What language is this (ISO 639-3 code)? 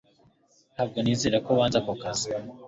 kin